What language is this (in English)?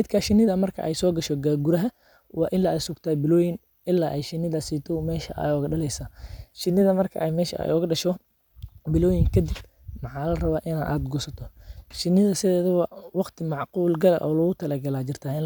Somali